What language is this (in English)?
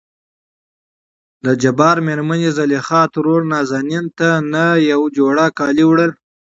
Pashto